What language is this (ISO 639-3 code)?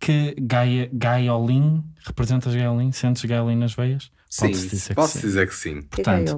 por